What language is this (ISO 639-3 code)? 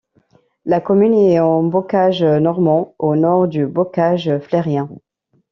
fra